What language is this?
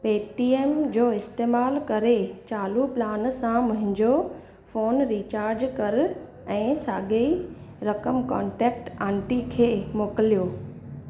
Sindhi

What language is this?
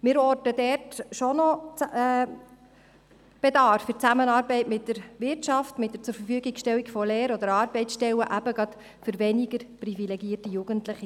Swiss German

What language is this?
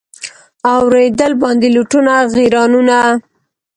Pashto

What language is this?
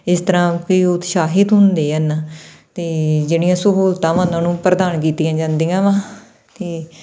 Punjabi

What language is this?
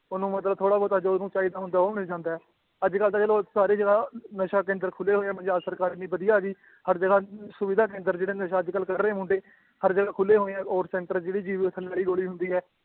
Punjabi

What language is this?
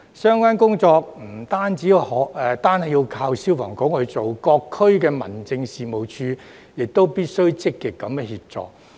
Cantonese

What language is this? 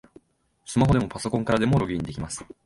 Japanese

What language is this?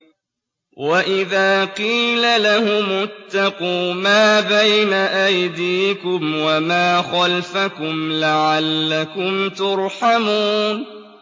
Arabic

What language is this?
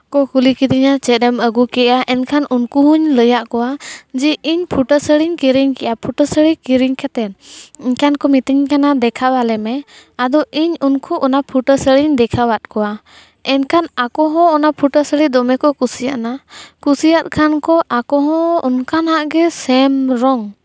Santali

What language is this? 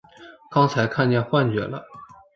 Chinese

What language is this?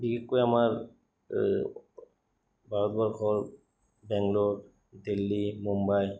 Assamese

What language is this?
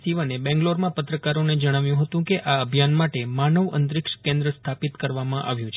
Gujarati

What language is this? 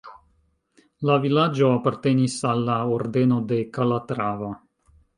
Esperanto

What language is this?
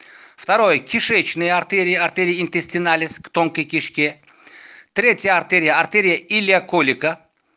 Russian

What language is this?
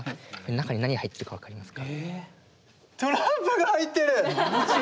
Japanese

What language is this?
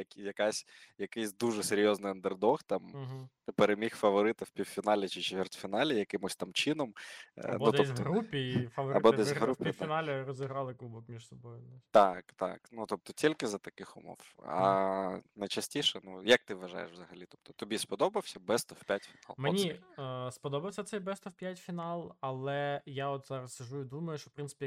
Ukrainian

